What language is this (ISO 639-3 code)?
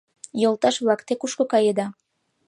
chm